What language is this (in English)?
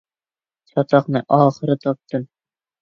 Uyghur